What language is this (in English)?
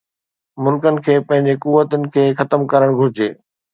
Sindhi